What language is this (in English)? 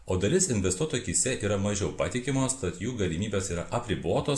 Lithuanian